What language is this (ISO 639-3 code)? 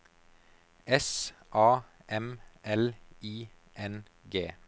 nor